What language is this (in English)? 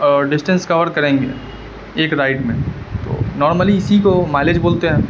Urdu